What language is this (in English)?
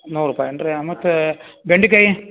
Kannada